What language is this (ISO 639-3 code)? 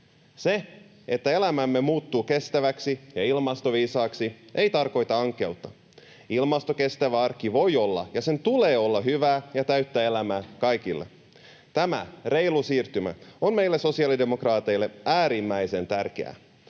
fin